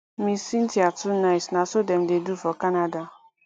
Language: Nigerian Pidgin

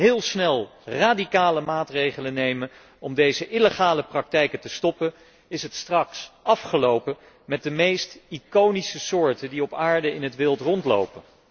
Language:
Dutch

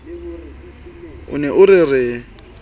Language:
Southern Sotho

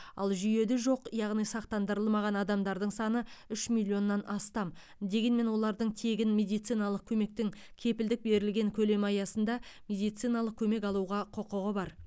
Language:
Kazakh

